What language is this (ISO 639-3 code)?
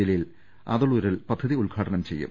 mal